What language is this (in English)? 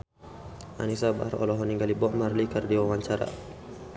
Sundanese